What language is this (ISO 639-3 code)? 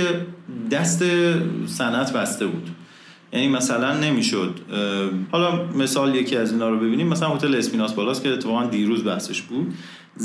fas